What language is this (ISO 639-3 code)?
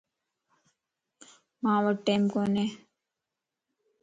lss